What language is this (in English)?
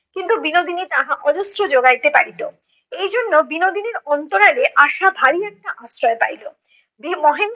Bangla